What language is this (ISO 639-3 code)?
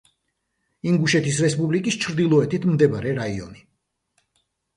kat